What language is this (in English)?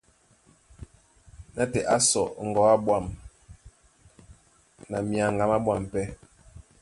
Duala